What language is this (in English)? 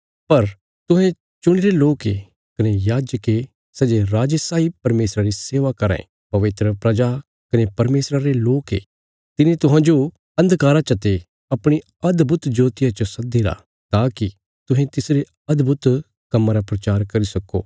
Bilaspuri